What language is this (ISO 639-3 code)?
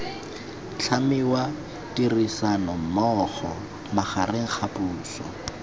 tsn